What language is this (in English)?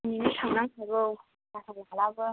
Bodo